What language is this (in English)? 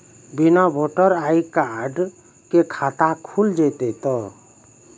Maithili